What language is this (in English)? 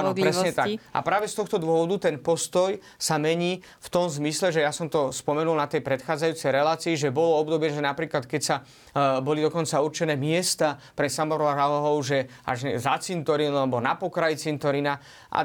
Slovak